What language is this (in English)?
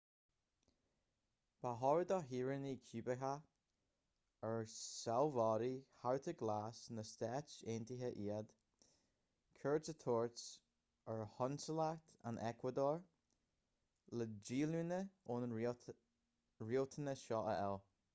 Irish